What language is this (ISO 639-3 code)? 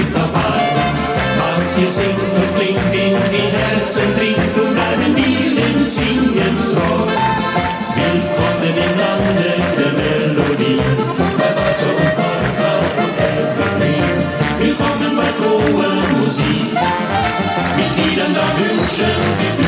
nld